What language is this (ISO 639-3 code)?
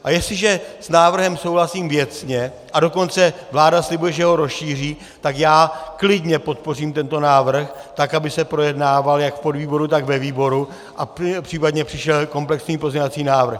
ces